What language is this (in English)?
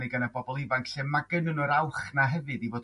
Welsh